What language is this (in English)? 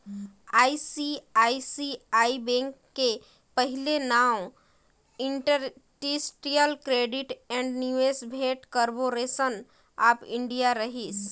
Chhattisgarhi